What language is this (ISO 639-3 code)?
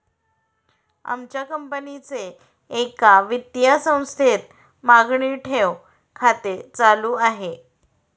mar